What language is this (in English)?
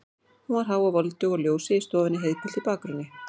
Icelandic